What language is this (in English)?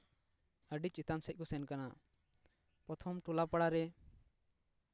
Santali